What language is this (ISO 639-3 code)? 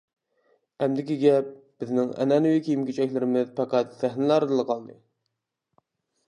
uig